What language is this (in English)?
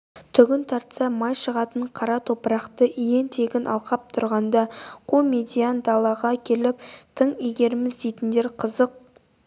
Kazakh